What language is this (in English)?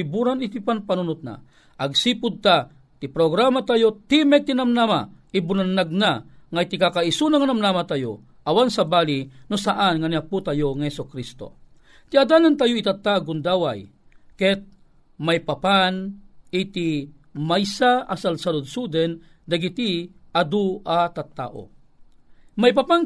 Filipino